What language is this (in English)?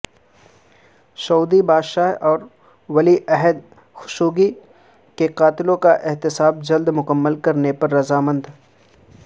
Urdu